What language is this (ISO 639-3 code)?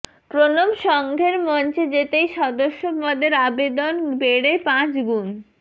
ben